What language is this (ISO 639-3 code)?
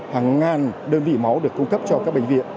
vie